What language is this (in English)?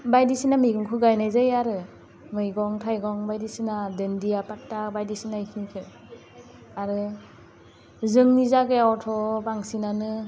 Bodo